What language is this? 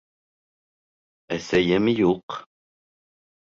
Bashkir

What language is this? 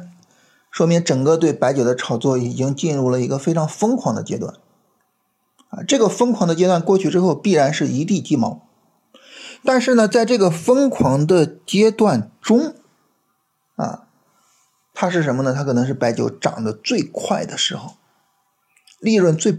Chinese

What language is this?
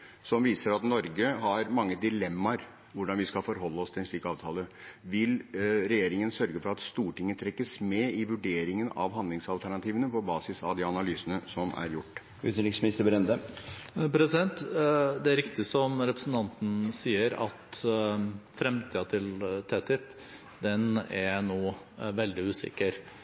Norwegian Bokmål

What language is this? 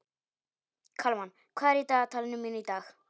Icelandic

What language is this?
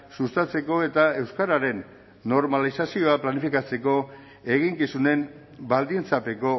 Basque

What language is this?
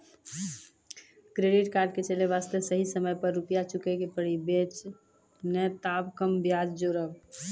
Maithili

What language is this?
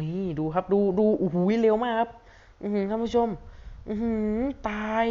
Thai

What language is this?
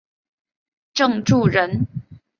Chinese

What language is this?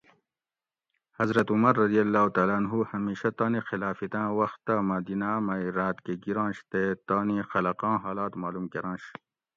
Gawri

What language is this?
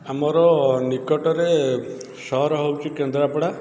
Odia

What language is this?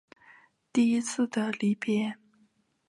Chinese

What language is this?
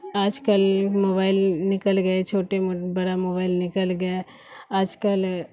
Urdu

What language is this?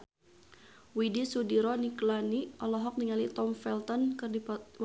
Sundanese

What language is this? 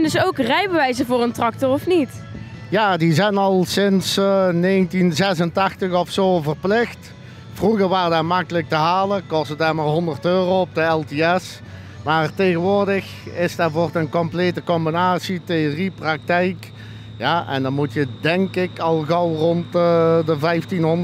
Dutch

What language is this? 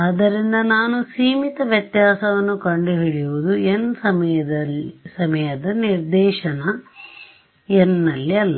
Kannada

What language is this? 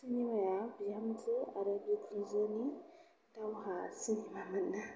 Bodo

